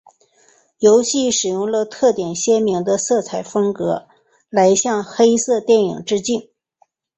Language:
Chinese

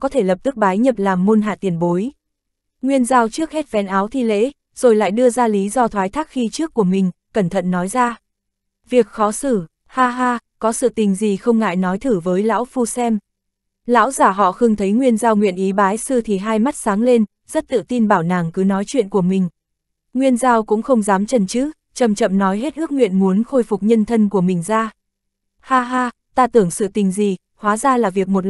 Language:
Vietnamese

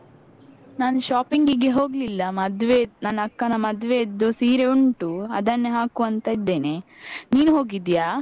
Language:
Kannada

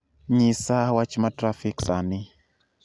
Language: Luo (Kenya and Tanzania)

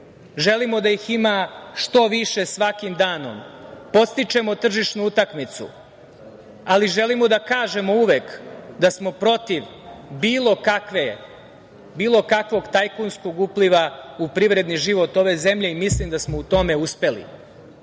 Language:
Serbian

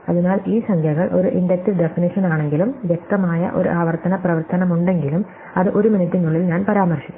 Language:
Malayalam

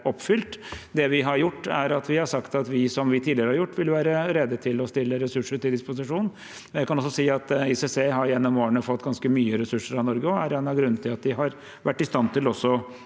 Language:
Norwegian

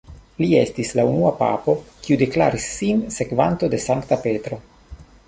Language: Esperanto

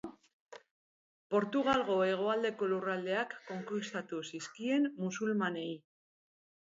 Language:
Basque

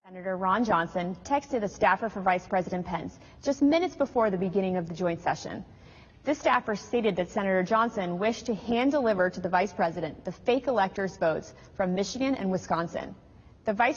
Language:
Spanish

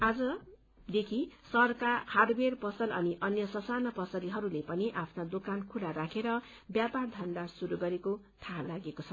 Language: Nepali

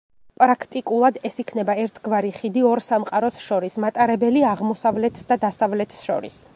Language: Georgian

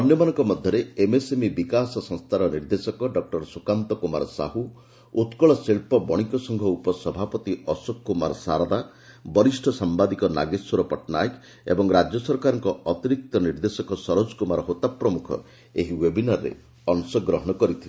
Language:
Odia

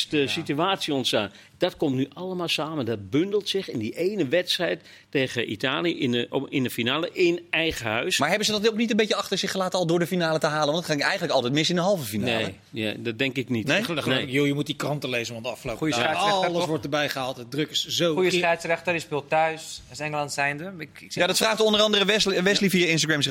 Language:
Dutch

